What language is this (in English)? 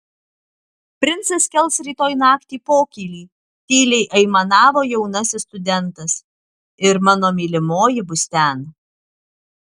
Lithuanian